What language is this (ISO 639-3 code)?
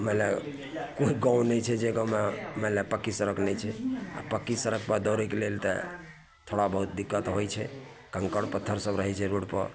mai